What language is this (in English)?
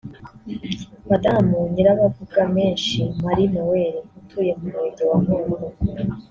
Kinyarwanda